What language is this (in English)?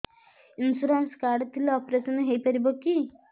Odia